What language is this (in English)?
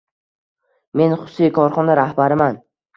Uzbek